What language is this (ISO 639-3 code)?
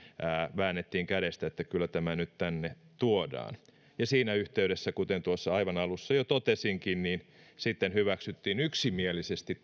fin